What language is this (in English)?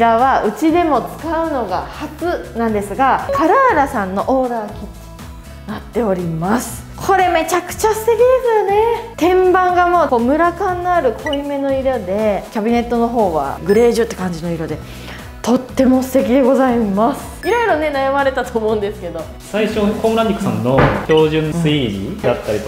Japanese